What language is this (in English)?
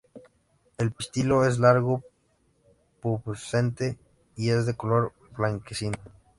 Spanish